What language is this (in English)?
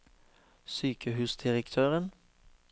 Norwegian